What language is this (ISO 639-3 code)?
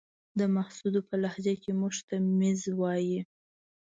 pus